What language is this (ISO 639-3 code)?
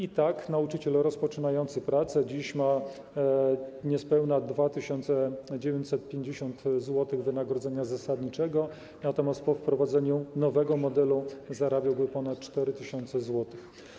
pol